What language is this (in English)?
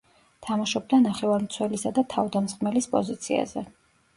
Georgian